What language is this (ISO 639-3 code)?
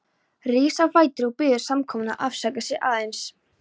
isl